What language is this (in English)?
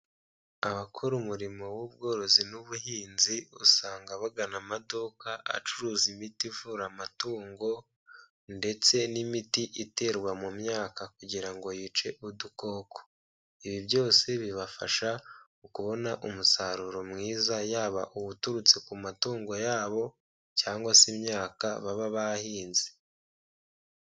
Kinyarwanda